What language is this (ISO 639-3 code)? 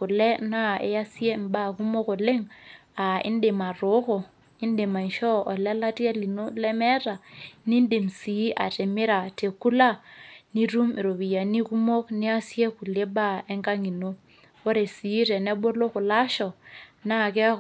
mas